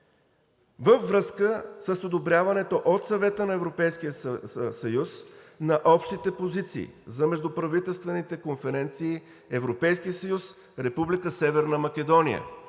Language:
Bulgarian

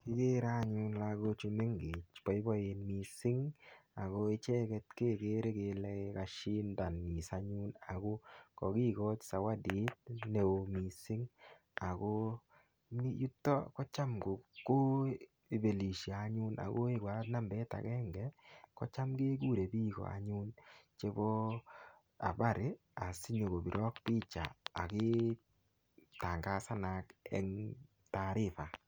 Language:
Kalenjin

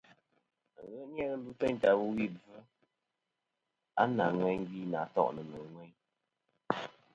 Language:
Kom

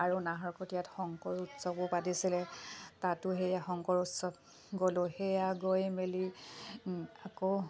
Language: Assamese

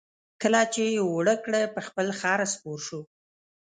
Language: Pashto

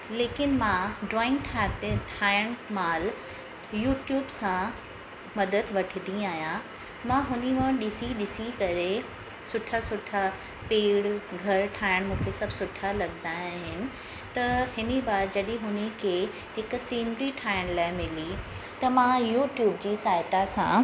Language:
Sindhi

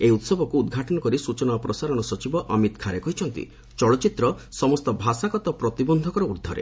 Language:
Odia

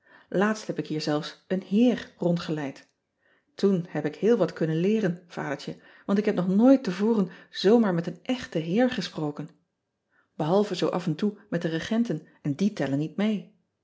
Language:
Dutch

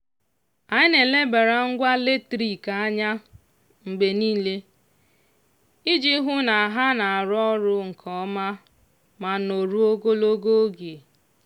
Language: Igbo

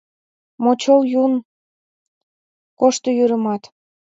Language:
Mari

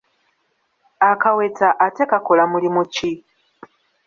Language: Ganda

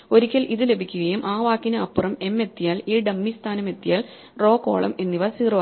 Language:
Malayalam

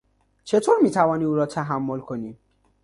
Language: Persian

